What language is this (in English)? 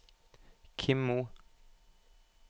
Norwegian